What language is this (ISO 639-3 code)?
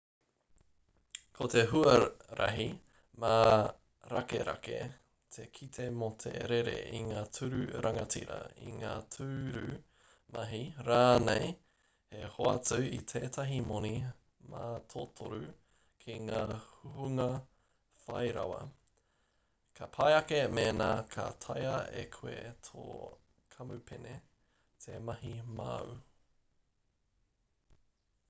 mri